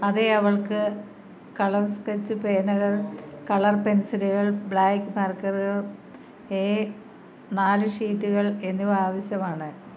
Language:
Malayalam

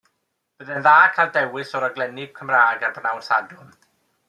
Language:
Welsh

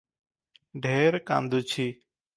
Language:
Odia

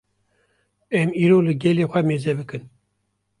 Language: Kurdish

